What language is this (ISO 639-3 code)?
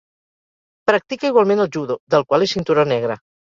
cat